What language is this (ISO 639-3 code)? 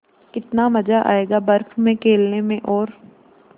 hin